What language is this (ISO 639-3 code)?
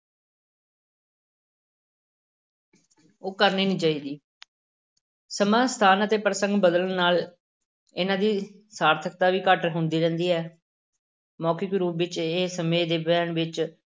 pan